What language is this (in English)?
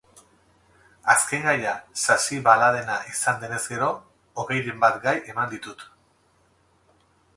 Basque